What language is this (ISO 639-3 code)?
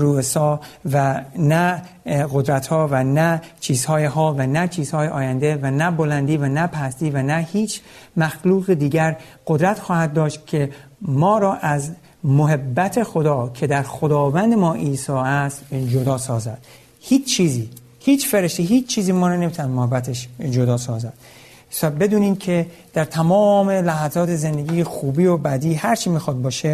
fas